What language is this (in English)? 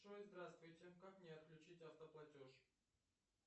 Russian